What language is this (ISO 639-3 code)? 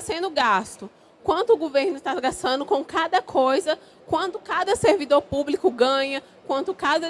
por